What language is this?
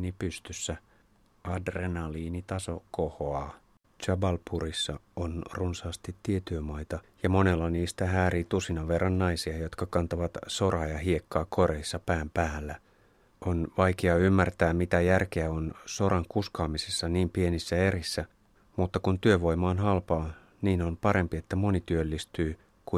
Finnish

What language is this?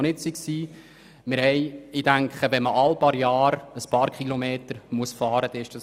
Swiss German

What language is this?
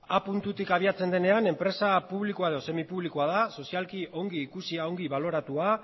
Basque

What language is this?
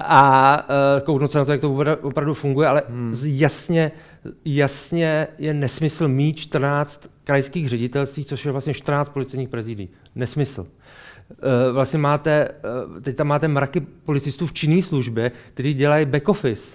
Czech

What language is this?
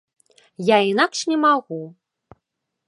Belarusian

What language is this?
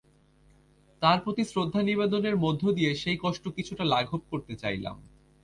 Bangla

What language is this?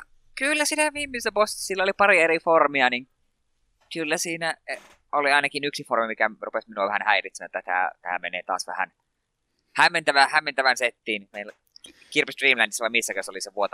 Finnish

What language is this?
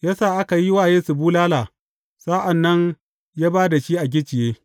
Hausa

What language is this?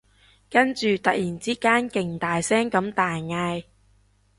Cantonese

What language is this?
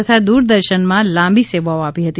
Gujarati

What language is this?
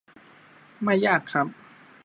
Thai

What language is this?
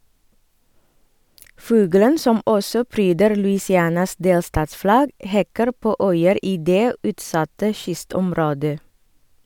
Norwegian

